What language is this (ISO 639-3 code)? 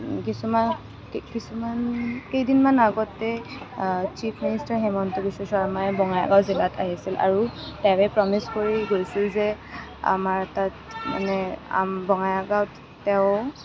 asm